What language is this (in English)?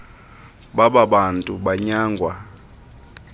Xhosa